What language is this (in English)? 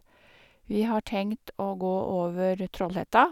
Norwegian